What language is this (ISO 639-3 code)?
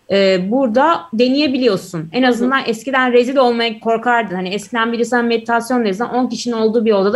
tur